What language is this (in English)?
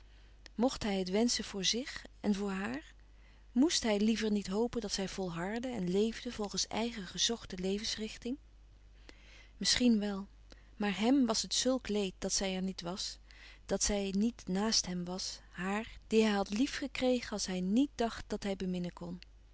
Dutch